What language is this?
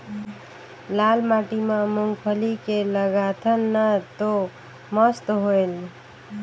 Chhattisgarhi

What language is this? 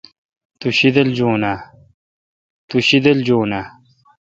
Kalkoti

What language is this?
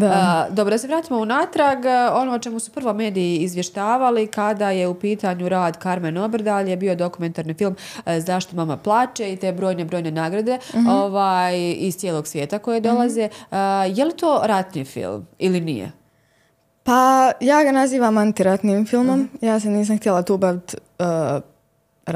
Croatian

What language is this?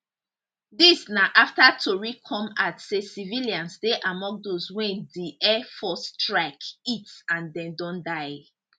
Nigerian Pidgin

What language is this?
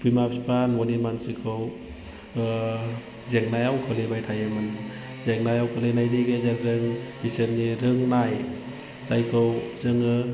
Bodo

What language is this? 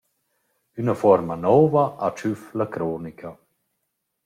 Romansh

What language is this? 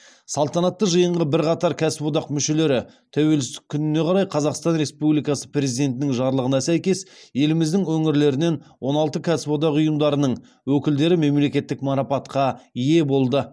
Kazakh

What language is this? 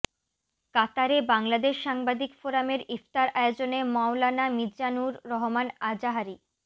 Bangla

